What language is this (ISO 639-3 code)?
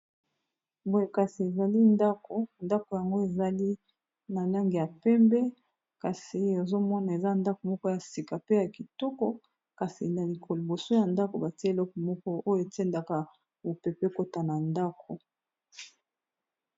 lin